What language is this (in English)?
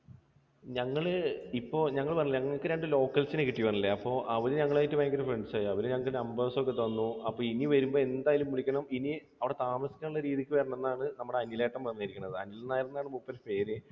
Malayalam